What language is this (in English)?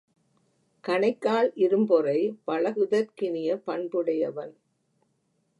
Tamil